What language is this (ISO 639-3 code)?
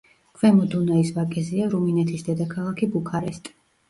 kat